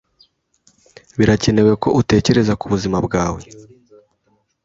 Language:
Kinyarwanda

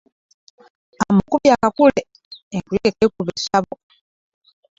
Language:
Ganda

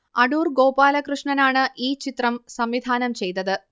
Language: Malayalam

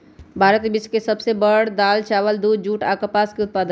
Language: Magahi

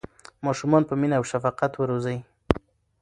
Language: Pashto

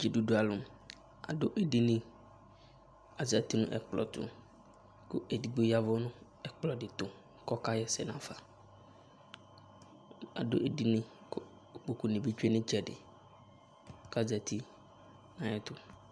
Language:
Ikposo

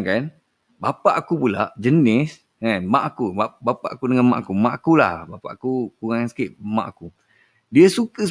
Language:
Malay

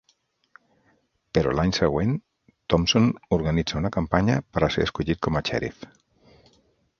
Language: Catalan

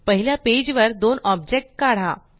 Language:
Marathi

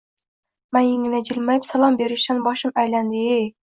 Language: Uzbek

